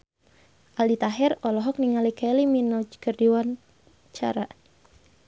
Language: Sundanese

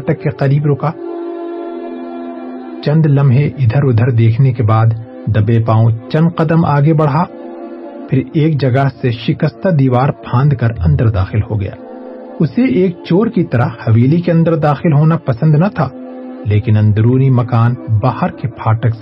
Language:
Urdu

